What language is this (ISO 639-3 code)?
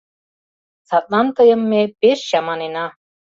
chm